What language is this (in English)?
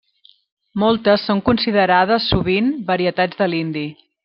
Catalan